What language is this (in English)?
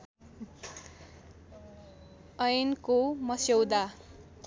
Nepali